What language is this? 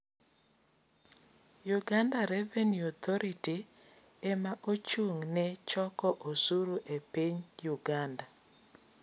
Luo (Kenya and Tanzania)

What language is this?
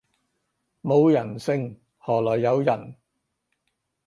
Cantonese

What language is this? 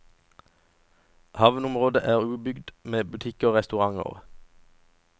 Norwegian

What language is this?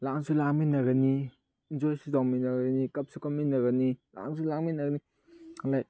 Manipuri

